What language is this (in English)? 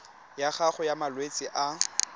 Tswana